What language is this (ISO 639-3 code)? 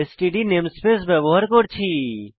ben